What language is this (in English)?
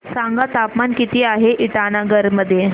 Marathi